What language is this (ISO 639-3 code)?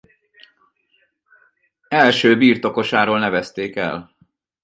hun